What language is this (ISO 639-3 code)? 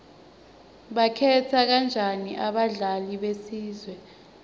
ssw